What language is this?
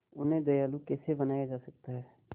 Hindi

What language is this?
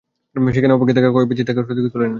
Bangla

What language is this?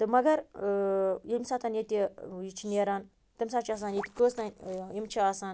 Kashmiri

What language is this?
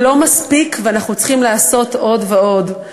Hebrew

